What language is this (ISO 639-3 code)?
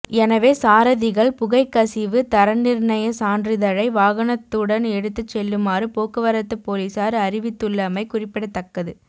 tam